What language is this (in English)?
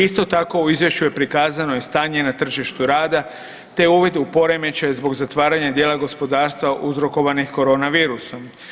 Croatian